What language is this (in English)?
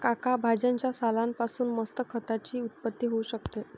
Marathi